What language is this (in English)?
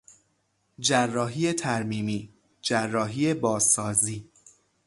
Persian